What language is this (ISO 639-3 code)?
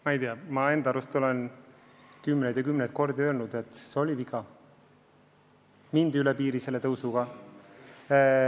est